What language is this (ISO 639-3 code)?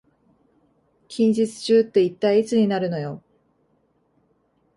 jpn